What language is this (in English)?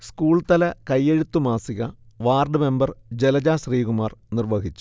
Malayalam